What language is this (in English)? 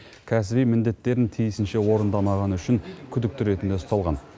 Kazakh